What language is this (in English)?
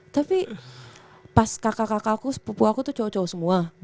Indonesian